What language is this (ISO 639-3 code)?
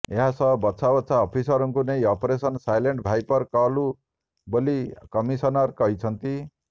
ori